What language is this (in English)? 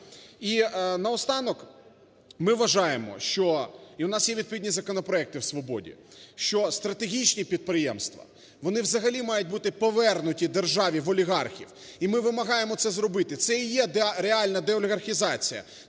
Ukrainian